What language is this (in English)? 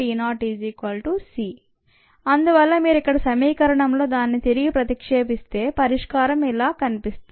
Telugu